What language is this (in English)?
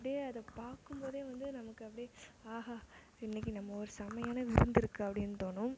Tamil